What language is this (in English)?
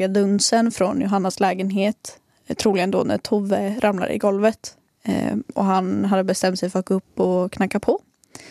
Swedish